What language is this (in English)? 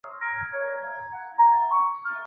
Chinese